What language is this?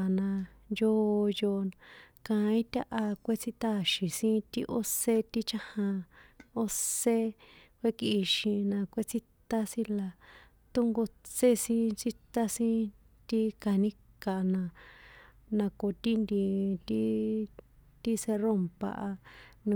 San Juan Atzingo Popoloca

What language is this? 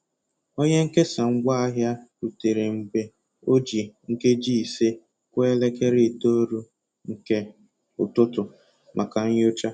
Igbo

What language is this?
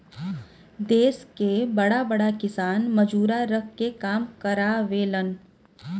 Bhojpuri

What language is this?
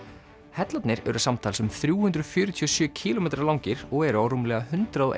Icelandic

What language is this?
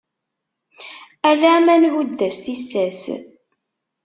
Kabyle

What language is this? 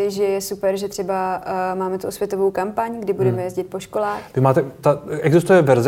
Czech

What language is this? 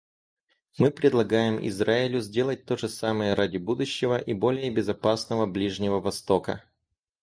Russian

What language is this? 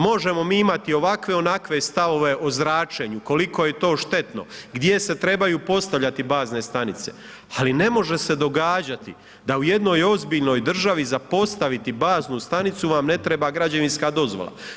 Croatian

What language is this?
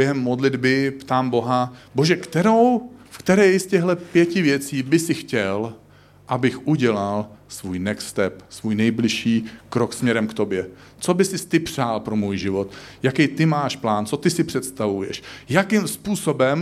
Czech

